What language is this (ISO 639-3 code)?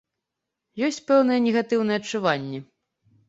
bel